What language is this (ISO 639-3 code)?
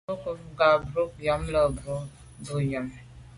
byv